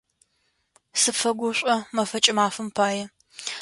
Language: Adyghe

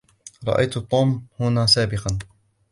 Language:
Arabic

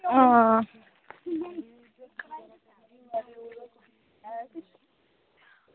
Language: Dogri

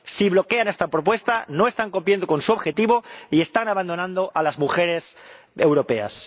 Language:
Spanish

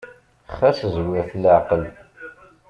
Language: Kabyle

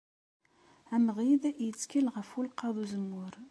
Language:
Kabyle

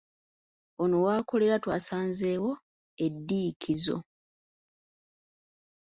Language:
Ganda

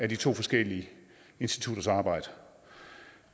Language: Danish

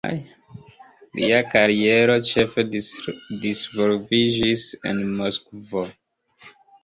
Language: Esperanto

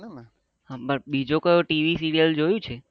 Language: Gujarati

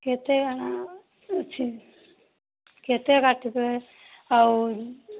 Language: Odia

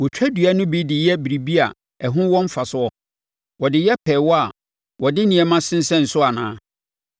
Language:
Akan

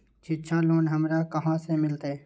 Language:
Magahi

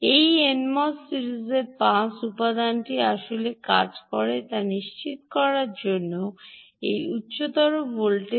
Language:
Bangla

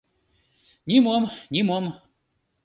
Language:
Mari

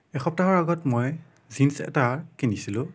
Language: Assamese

